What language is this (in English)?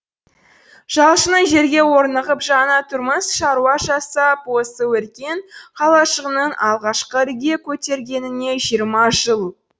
Kazakh